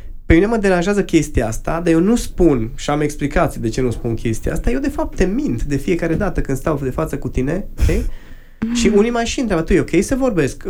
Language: Romanian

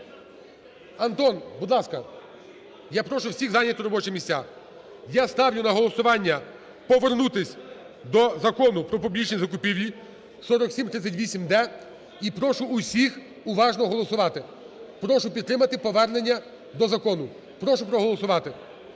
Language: Ukrainian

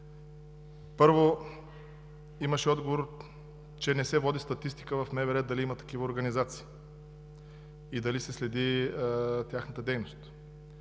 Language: Bulgarian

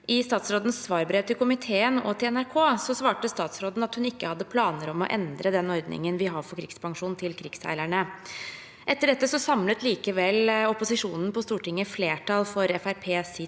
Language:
Norwegian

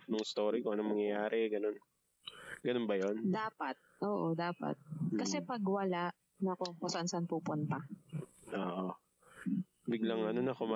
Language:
Filipino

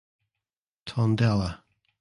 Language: English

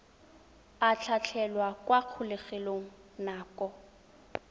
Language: Tswana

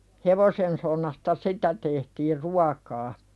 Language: Finnish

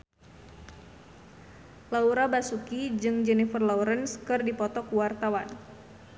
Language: Sundanese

